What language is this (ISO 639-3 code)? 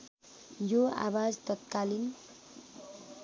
nep